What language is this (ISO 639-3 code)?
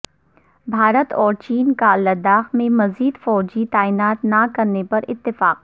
urd